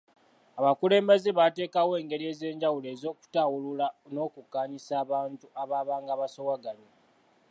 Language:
Ganda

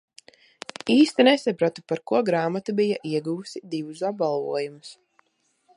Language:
Latvian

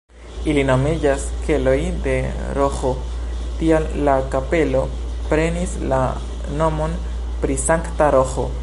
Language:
Esperanto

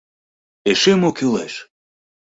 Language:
Mari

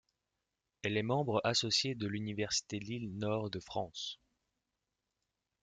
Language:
French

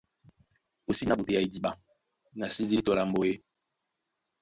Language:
Duala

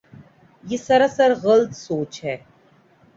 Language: Urdu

